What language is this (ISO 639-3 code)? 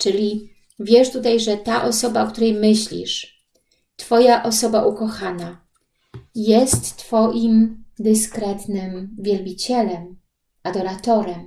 pol